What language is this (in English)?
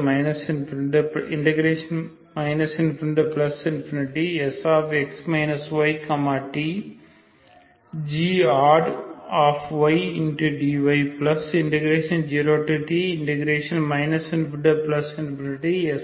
Tamil